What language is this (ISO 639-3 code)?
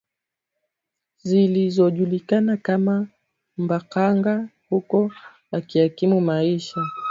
swa